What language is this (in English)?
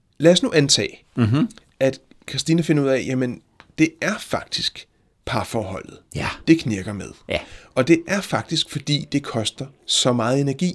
Danish